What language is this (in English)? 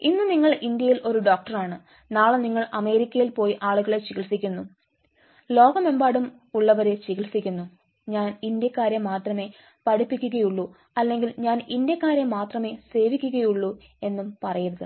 Malayalam